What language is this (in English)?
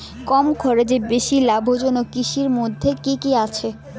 Bangla